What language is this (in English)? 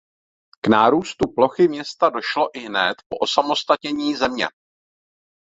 Czech